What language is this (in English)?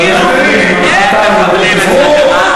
Hebrew